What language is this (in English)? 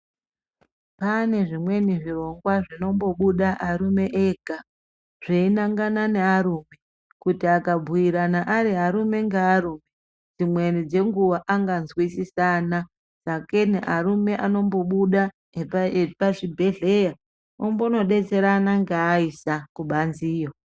Ndau